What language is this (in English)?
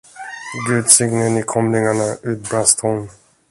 Swedish